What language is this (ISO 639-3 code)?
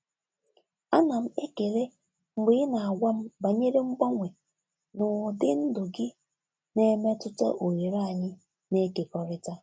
ibo